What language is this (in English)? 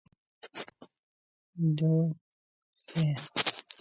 Central Kurdish